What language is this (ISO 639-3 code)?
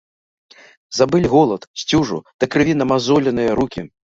bel